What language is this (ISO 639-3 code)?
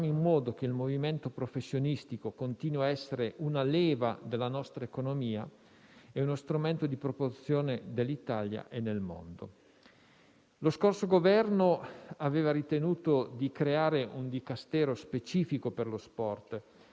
ita